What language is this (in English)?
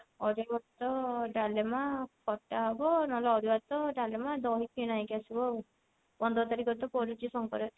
Odia